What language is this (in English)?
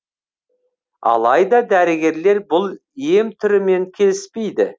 Kazakh